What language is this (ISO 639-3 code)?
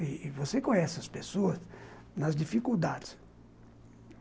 por